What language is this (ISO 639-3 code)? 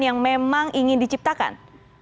ind